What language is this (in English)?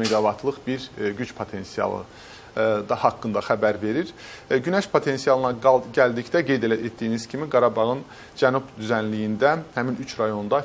Dutch